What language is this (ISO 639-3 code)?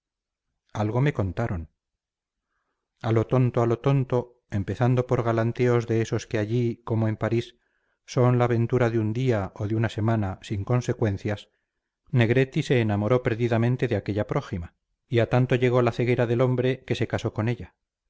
spa